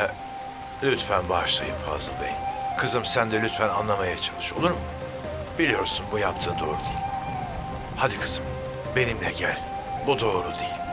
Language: Turkish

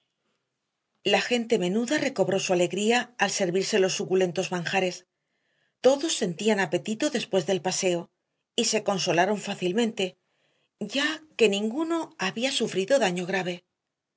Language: Spanish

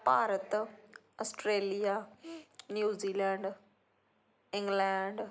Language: Punjabi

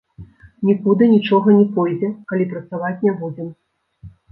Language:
Belarusian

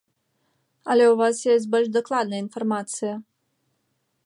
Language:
Belarusian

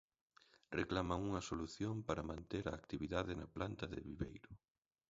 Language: Galician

